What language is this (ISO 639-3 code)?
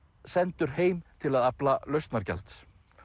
isl